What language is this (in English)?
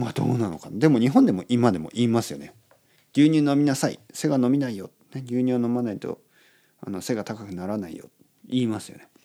Japanese